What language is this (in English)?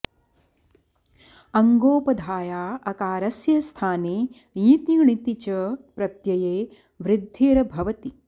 Sanskrit